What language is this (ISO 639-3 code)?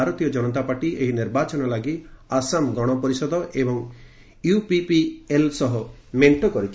ori